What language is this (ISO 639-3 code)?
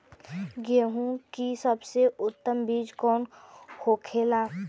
bho